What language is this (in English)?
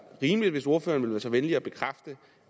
Danish